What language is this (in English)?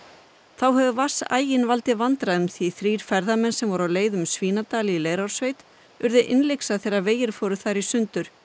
Icelandic